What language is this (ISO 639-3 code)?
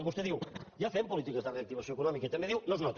cat